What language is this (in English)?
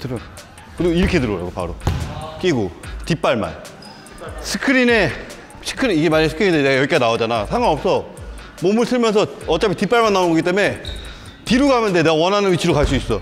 Korean